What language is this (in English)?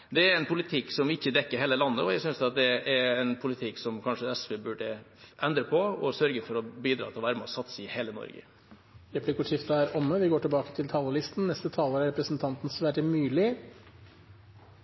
Norwegian Bokmål